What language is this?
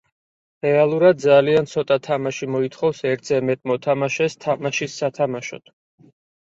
Georgian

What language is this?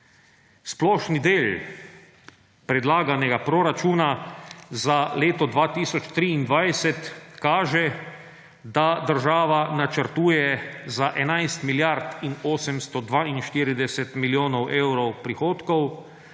Slovenian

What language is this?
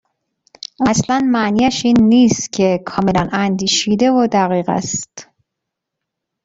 Persian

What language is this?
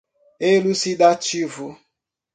Portuguese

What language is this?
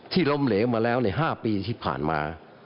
Thai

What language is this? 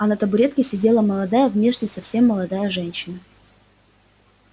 Russian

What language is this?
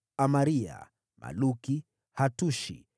Swahili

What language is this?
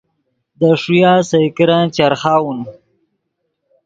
Yidgha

